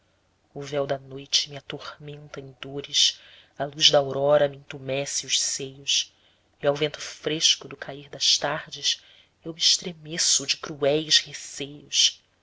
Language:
Portuguese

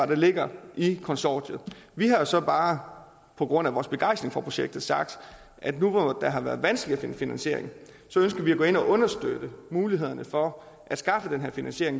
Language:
Danish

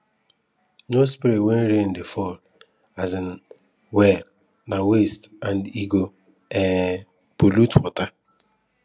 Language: Nigerian Pidgin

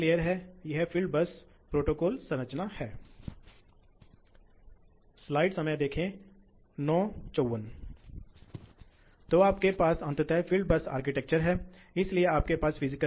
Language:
Hindi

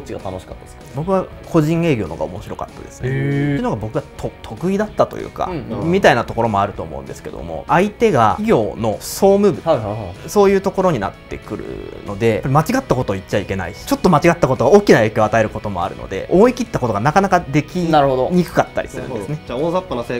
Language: Japanese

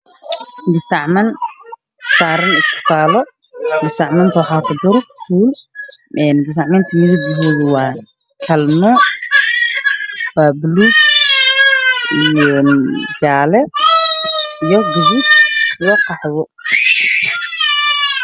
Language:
Somali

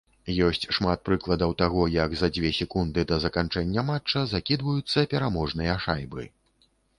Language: Belarusian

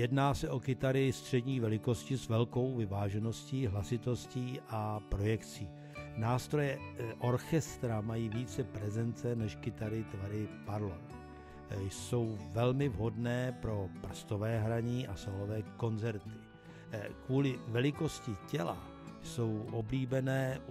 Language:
Czech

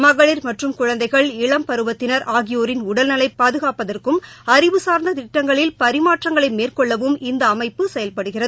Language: Tamil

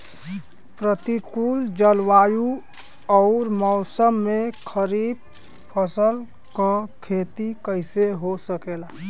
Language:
Bhojpuri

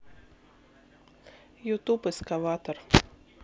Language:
Russian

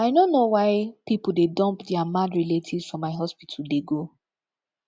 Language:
Nigerian Pidgin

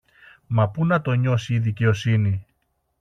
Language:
Greek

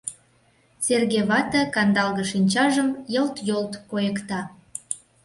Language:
Mari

